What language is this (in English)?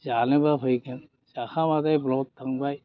Bodo